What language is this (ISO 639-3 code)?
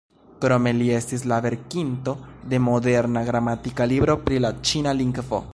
epo